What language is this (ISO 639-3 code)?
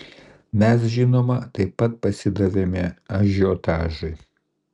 lit